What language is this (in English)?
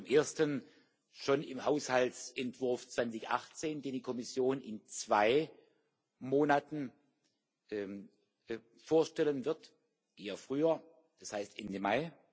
German